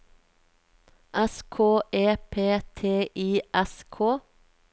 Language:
Norwegian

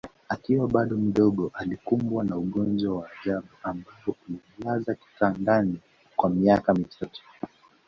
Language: Swahili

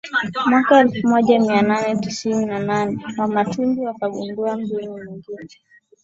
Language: Swahili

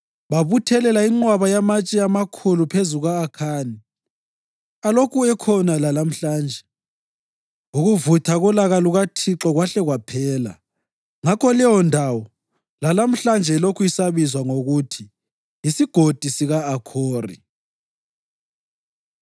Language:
North Ndebele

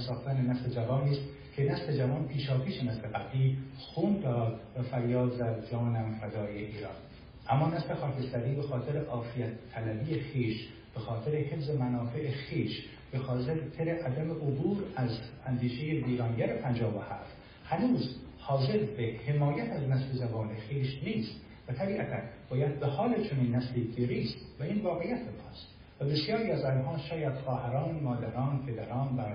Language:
Persian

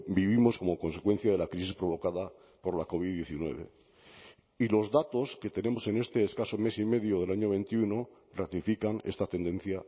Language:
Spanish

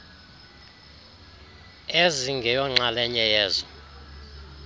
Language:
Xhosa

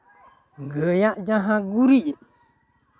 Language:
Santali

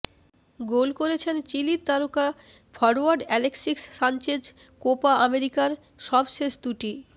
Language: Bangla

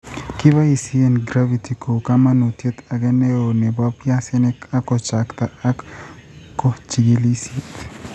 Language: Kalenjin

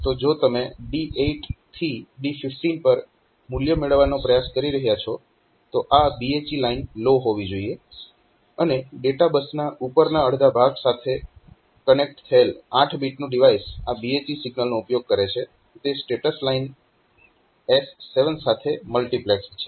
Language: Gujarati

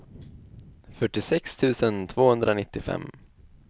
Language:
Swedish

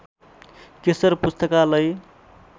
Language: Nepali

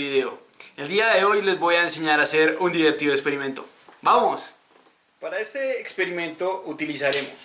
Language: Spanish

